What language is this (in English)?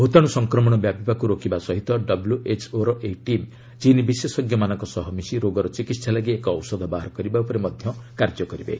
Odia